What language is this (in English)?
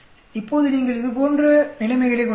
Tamil